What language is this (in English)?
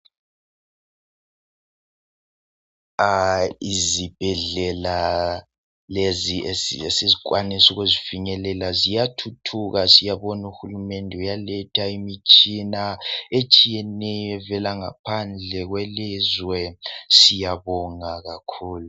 North Ndebele